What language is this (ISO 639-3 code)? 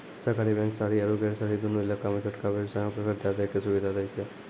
mai